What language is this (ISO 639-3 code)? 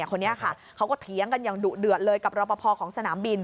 tha